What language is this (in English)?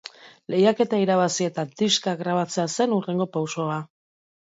Basque